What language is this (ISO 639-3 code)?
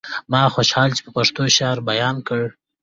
pus